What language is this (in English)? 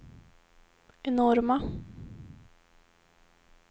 Swedish